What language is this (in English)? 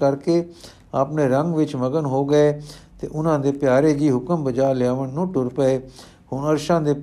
Punjabi